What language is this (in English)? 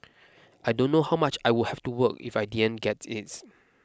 English